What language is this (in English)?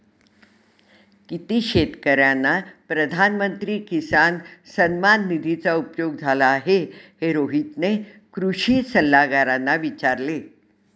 Marathi